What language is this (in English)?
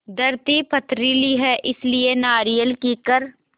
Hindi